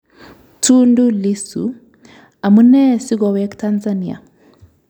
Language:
Kalenjin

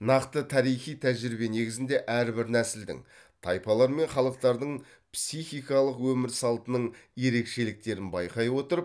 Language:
Kazakh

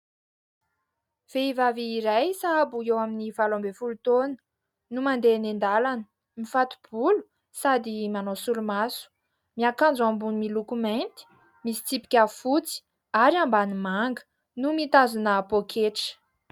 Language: Malagasy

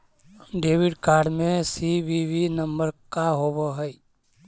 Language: Magahi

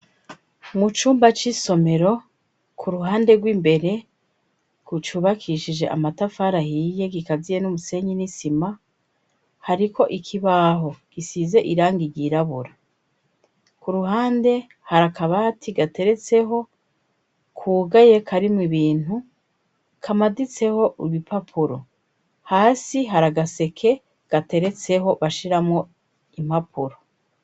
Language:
Rundi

